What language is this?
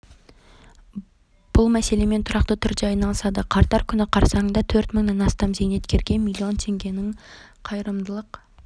Kazakh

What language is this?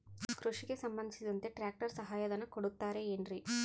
Kannada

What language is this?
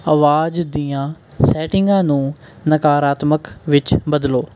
Punjabi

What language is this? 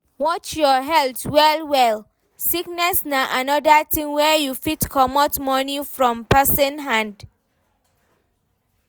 Nigerian Pidgin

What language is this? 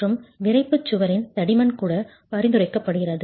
Tamil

